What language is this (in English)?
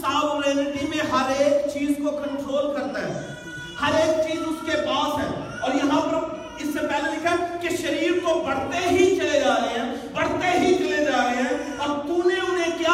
Urdu